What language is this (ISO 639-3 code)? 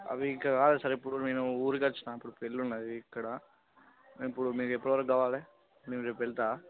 tel